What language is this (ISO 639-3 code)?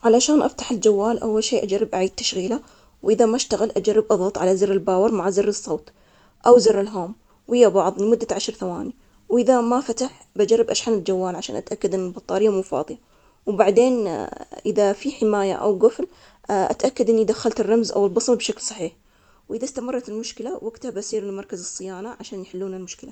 acx